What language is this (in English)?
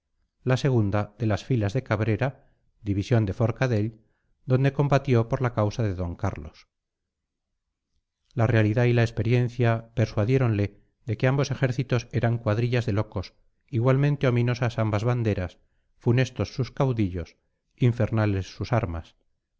Spanish